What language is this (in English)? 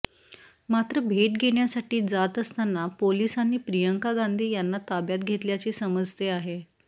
Marathi